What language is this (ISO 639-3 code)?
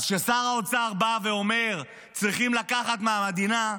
heb